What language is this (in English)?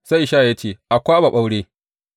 Hausa